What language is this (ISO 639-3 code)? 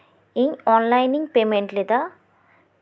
sat